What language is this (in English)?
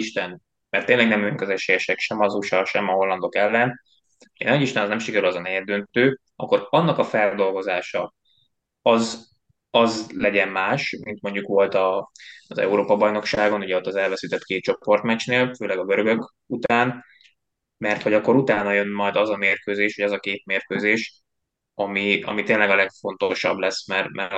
Hungarian